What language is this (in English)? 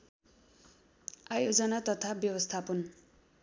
Nepali